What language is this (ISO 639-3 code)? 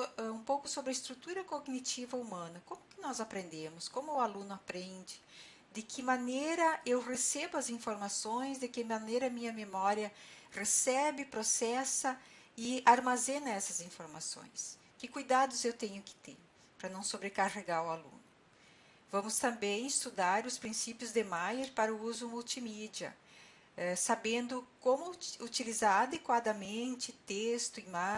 por